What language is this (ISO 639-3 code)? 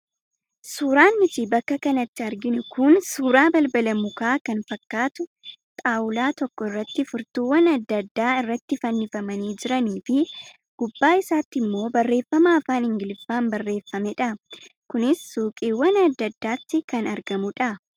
orm